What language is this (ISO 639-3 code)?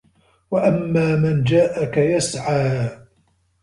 ara